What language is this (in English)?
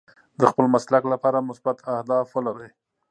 Pashto